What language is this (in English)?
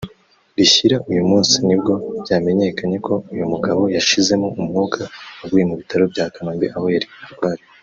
Kinyarwanda